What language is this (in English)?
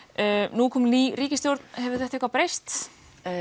Icelandic